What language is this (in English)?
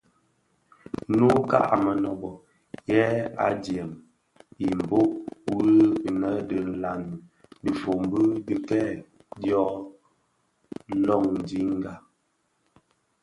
Bafia